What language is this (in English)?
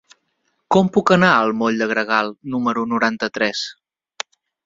Catalan